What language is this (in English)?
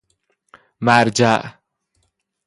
Persian